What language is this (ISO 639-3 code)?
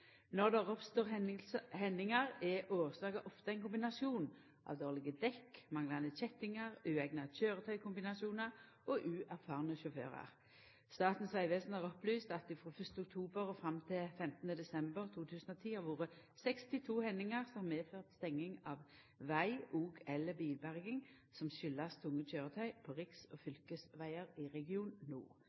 nno